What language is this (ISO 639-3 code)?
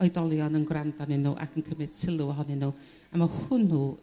cym